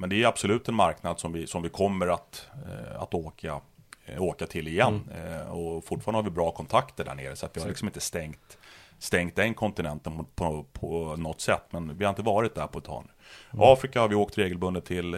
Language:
Swedish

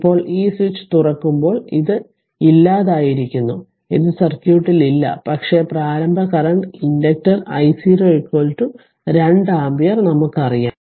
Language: Malayalam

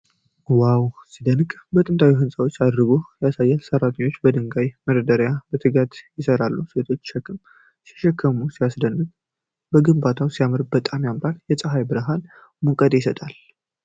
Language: Amharic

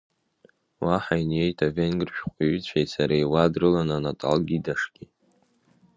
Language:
Abkhazian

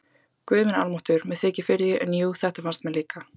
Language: Icelandic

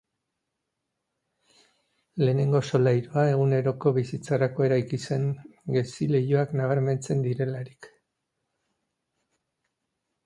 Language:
Basque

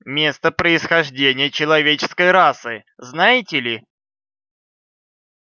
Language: Russian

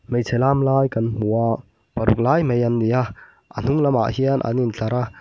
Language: Mizo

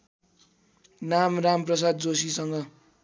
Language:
Nepali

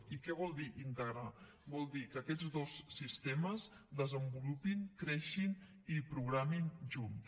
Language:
Catalan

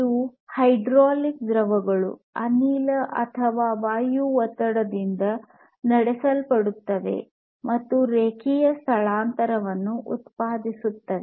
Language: Kannada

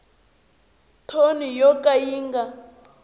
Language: Tsonga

